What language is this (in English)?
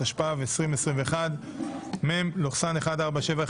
Hebrew